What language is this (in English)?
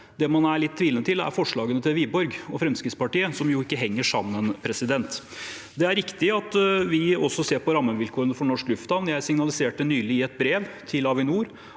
Norwegian